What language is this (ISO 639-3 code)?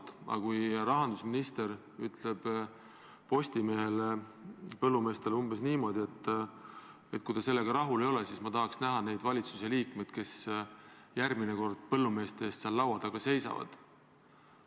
est